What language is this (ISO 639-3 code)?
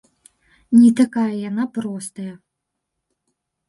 bel